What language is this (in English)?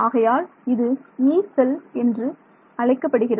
Tamil